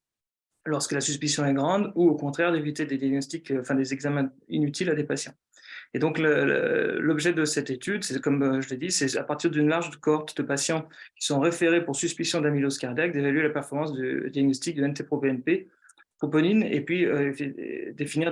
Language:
French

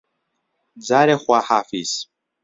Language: Central Kurdish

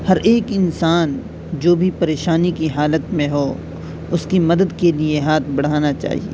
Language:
Urdu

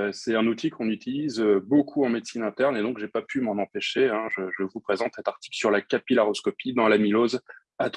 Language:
French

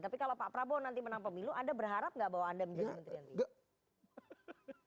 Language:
Indonesian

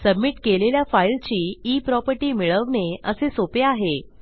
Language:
Marathi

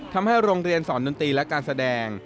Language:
Thai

